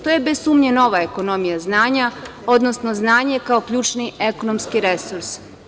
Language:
Serbian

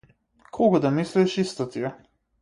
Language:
Macedonian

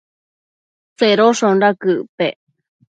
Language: Matsés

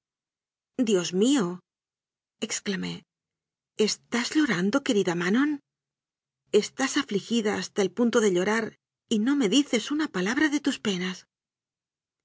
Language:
Spanish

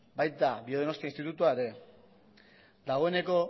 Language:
Basque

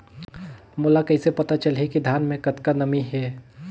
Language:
Chhattisgarhi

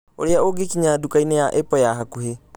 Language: Kikuyu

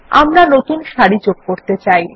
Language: Bangla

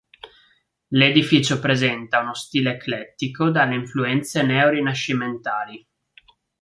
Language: Italian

